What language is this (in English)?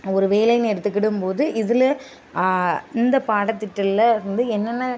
Tamil